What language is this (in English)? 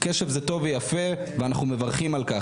Hebrew